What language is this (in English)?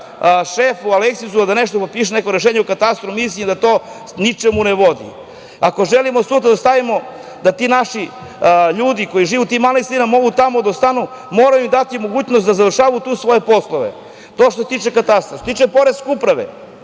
Serbian